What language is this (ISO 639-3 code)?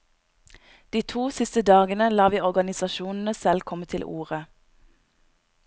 nor